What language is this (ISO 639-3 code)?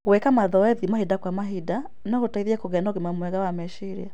kik